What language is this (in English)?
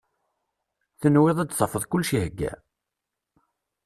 Kabyle